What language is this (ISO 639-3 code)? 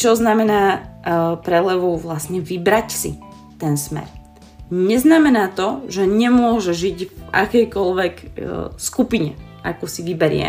slk